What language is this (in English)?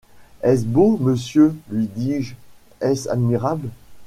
French